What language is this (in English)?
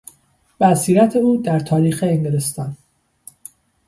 Persian